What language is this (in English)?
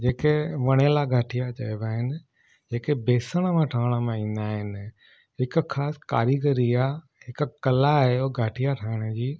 Sindhi